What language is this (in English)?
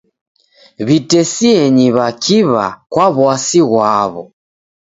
Taita